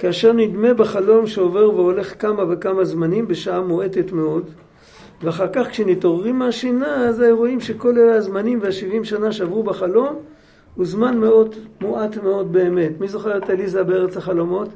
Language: Hebrew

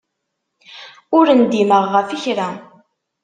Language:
Kabyle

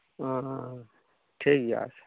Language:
Santali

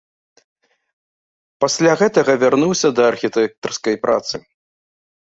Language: Belarusian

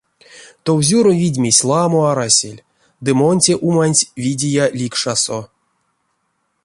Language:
Erzya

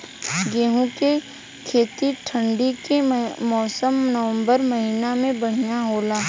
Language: Bhojpuri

